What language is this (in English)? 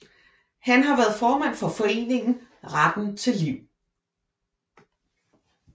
Danish